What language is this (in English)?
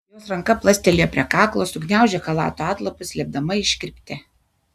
Lithuanian